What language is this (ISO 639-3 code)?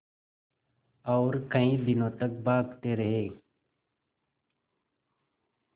hin